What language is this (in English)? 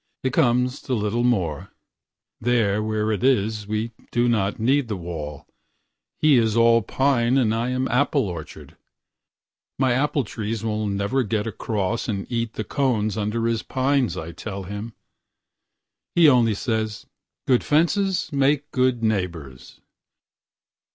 English